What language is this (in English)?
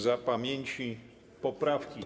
Polish